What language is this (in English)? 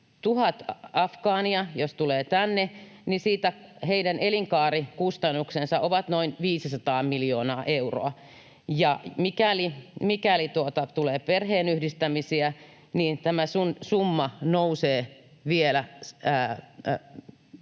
Finnish